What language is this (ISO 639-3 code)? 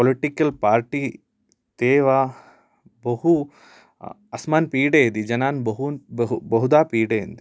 san